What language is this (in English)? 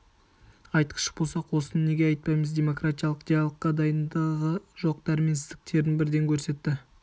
Kazakh